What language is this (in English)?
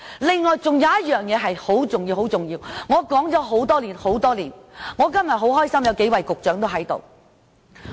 Cantonese